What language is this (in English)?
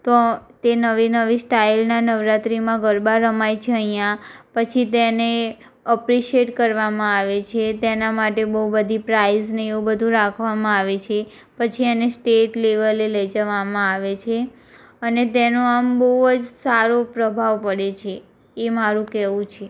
Gujarati